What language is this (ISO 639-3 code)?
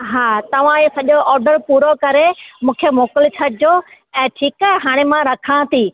snd